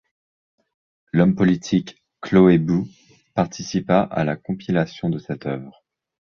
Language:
French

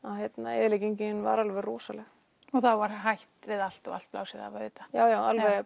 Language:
Icelandic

